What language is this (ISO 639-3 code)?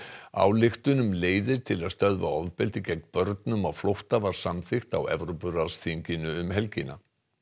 isl